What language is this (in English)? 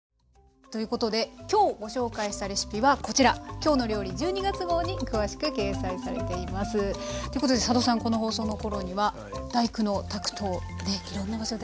Japanese